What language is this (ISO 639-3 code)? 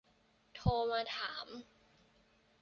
tha